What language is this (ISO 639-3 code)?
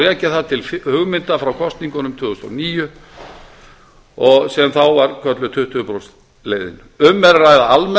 isl